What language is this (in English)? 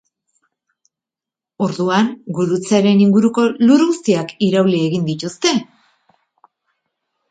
Basque